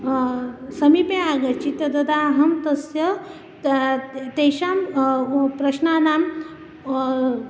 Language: Sanskrit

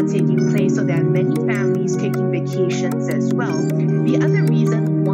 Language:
English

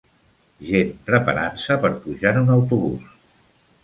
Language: Catalan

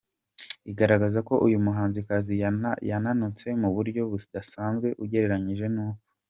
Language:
Kinyarwanda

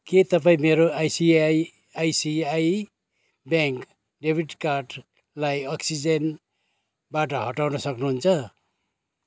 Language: Nepali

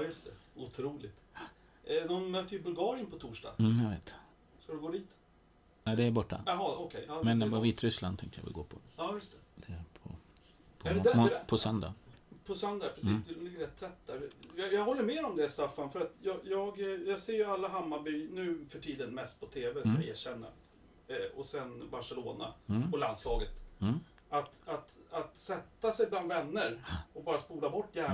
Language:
Swedish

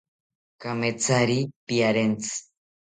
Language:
South Ucayali Ashéninka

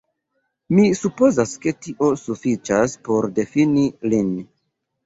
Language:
Esperanto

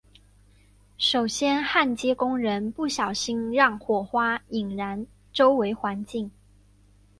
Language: Chinese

